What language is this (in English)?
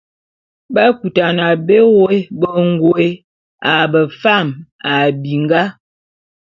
Bulu